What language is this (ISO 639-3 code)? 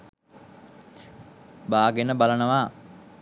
sin